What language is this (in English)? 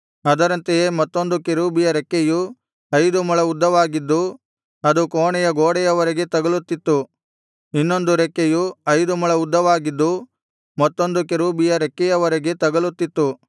Kannada